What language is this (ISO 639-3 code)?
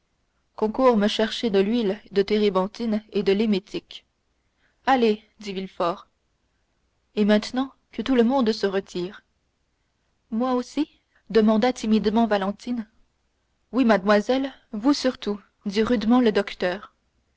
fra